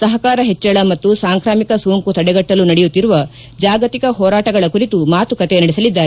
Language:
Kannada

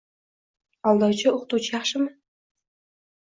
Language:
Uzbek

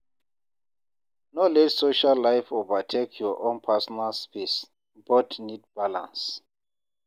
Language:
Nigerian Pidgin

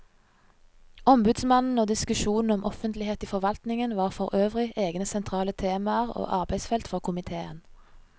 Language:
Norwegian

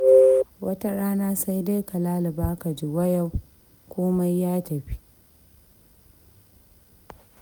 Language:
Hausa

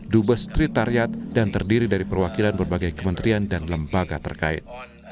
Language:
Indonesian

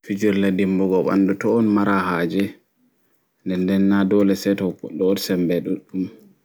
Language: Fula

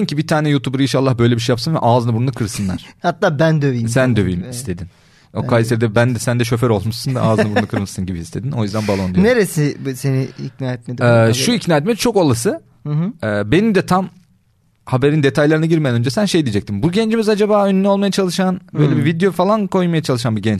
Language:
Turkish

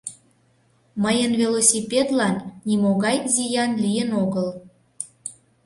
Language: Mari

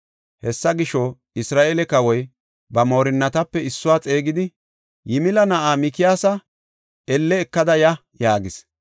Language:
Gofa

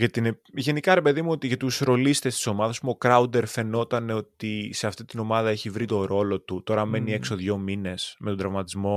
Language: Greek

